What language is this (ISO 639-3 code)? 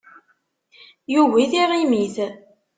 kab